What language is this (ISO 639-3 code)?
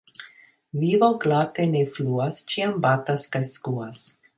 epo